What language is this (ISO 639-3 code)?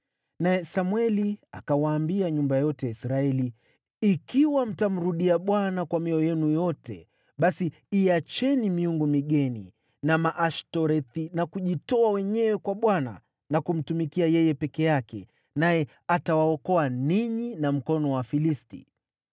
swa